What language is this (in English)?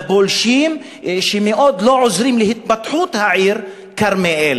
Hebrew